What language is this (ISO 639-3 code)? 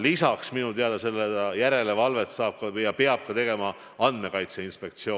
est